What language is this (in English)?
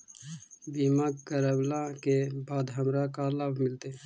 Magahi